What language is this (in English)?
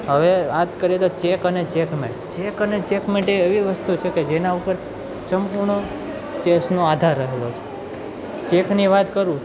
Gujarati